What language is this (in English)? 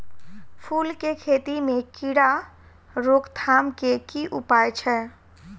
Maithili